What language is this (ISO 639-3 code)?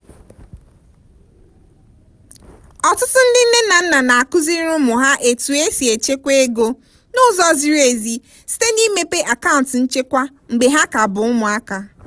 ibo